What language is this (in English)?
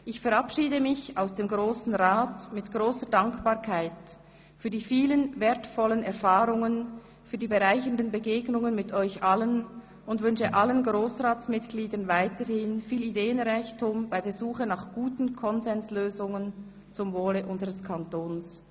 Swiss German